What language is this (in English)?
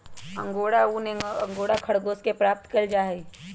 Magahi